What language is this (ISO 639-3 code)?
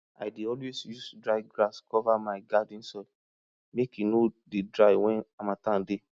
pcm